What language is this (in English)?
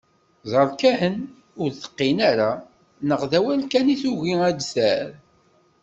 Kabyle